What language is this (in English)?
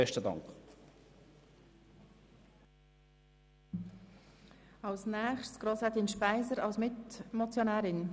Swiss German